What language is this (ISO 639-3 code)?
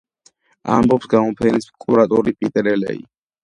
kat